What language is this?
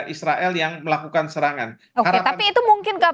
Indonesian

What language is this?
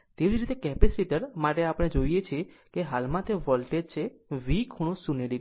Gujarati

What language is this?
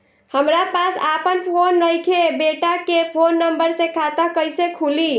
Bhojpuri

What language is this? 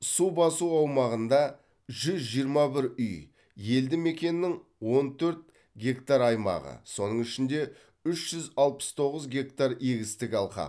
Kazakh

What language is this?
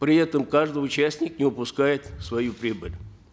Kazakh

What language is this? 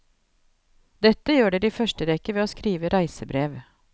Norwegian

